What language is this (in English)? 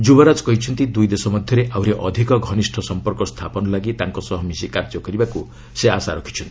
Odia